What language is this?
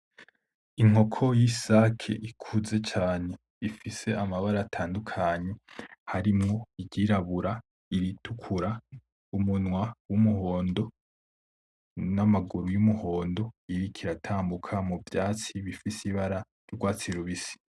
Rundi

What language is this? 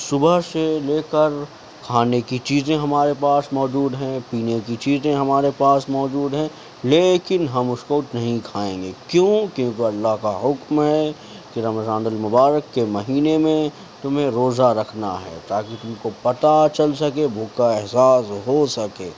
Urdu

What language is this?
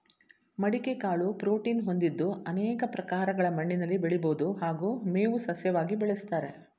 Kannada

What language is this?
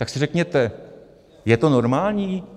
Czech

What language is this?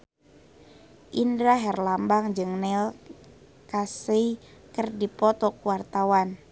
Sundanese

